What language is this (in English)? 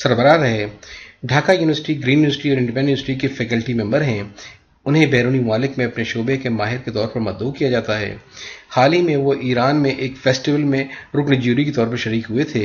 Urdu